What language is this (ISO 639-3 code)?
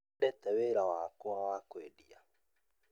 kik